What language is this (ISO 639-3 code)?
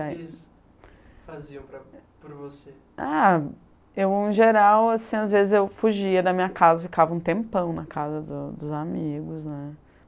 por